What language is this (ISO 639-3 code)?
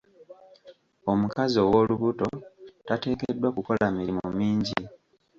lug